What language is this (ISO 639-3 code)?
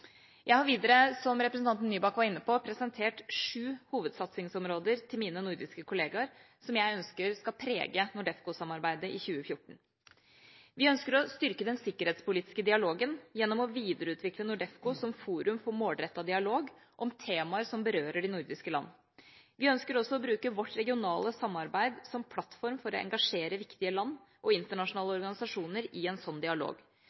nob